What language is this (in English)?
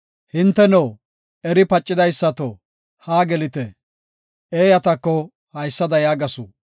Gofa